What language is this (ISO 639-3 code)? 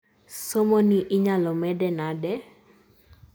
luo